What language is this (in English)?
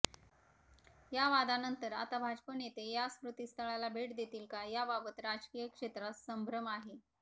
Marathi